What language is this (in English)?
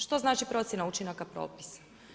Croatian